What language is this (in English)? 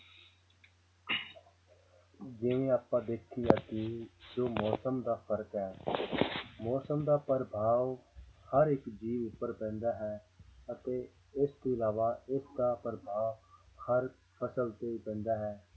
Punjabi